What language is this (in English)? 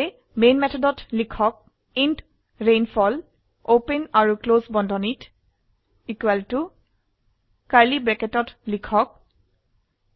Assamese